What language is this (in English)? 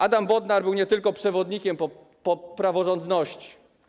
Polish